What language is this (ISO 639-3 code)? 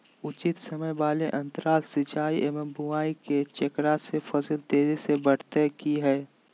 mag